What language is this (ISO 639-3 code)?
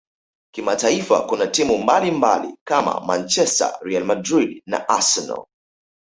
swa